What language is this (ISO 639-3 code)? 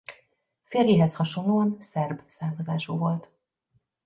hun